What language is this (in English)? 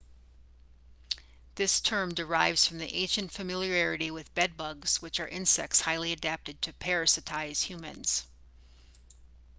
English